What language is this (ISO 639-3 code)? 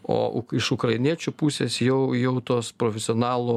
lit